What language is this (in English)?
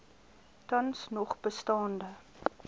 Afrikaans